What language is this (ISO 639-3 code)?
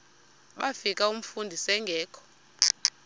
xho